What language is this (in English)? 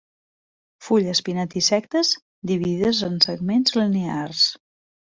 Catalan